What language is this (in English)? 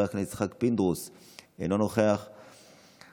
Hebrew